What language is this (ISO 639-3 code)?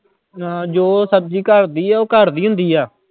pan